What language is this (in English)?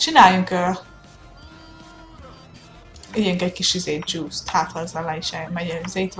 Hungarian